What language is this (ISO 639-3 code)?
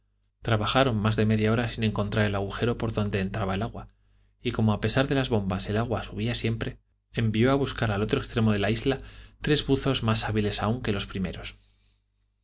spa